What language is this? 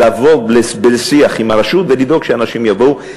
Hebrew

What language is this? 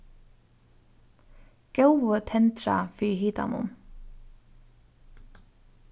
Faroese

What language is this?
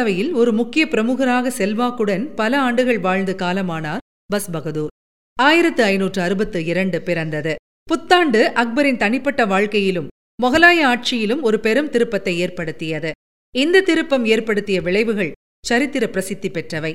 Tamil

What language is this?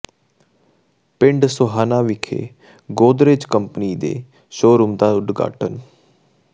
Punjabi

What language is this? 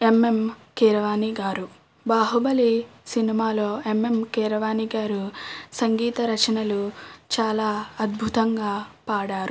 Telugu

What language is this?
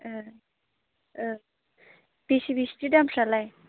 Bodo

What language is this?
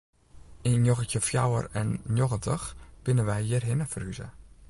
Western Frisian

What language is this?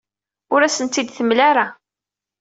Kabyle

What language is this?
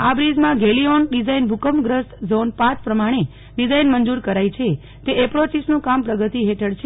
Gujarati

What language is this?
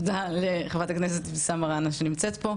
Hebrew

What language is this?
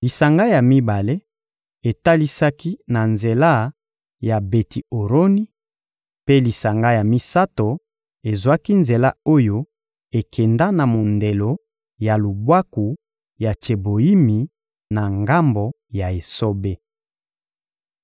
Lingala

